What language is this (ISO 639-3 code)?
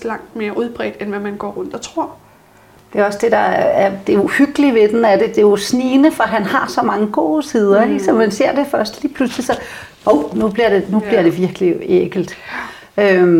dan